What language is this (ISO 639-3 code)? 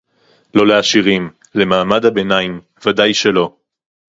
heb